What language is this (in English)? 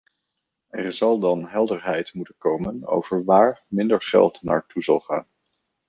Dutch